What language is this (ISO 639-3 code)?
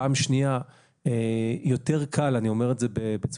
heb